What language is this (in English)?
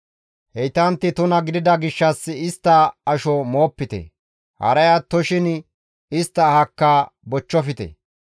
Gamo